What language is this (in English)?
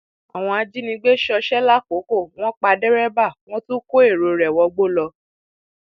Yoruba